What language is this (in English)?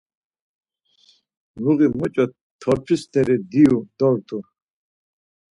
Laz